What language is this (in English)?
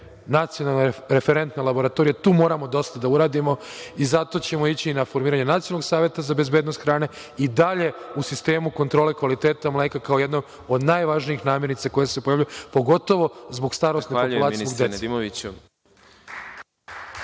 Serbian